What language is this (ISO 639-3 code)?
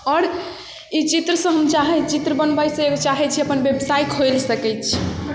mai